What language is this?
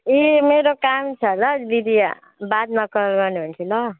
Nepali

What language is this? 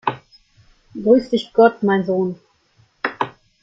German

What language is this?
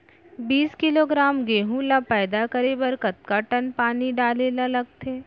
Chhattisgarhi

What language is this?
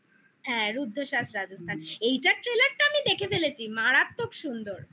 Bangla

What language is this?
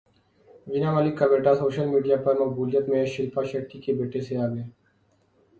Urdu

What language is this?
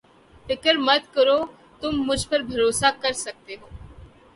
Urdu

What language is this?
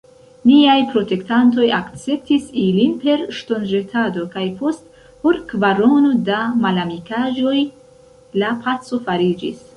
Esperanto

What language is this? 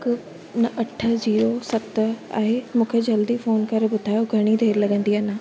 Sindhi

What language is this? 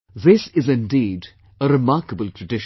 English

